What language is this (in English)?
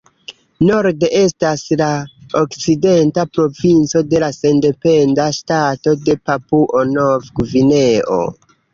Esperanto